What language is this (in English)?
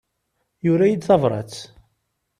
Kabyle